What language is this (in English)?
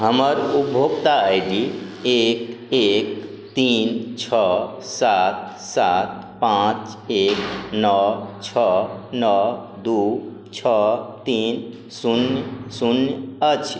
Maithili